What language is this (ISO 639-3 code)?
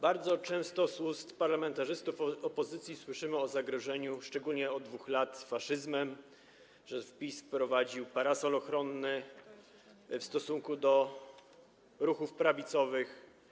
pol